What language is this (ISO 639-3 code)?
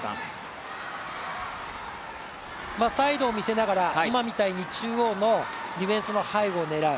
jpn